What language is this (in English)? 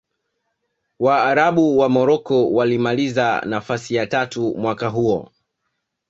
Swahili